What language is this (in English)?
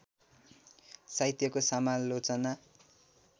Nepali